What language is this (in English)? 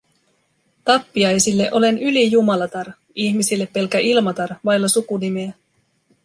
Finnish